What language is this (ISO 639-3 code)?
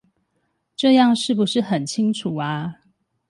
zho